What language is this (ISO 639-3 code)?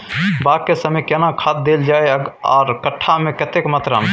mai